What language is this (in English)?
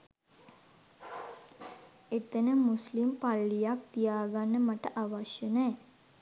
Sinhala